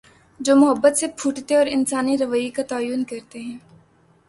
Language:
Urdu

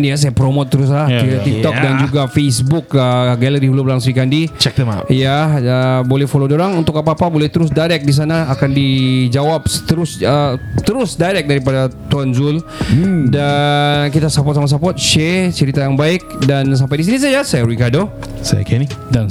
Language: Malay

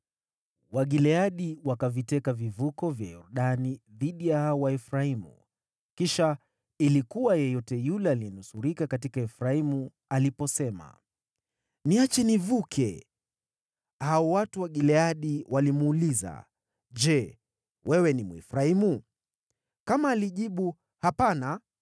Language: Swahili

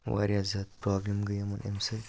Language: Kashmiri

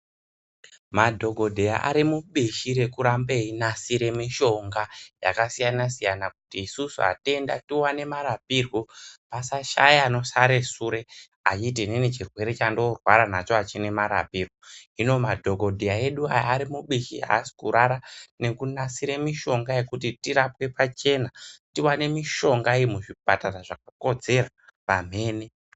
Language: Ndau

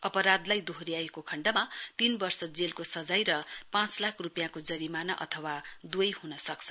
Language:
Nepali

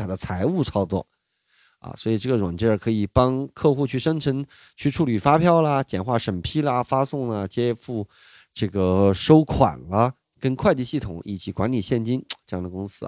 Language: Chinese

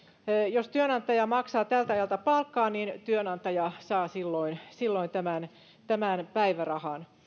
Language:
Finnish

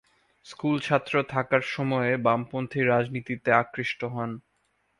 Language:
Bangla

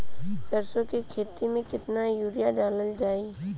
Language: Bhojpuri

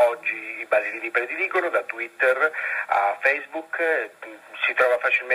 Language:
Italian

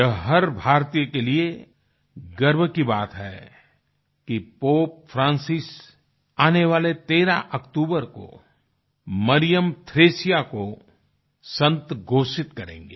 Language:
Hindi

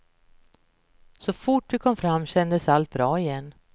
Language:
Swedish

